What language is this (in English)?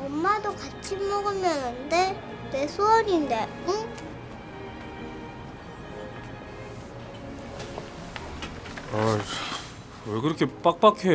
Korean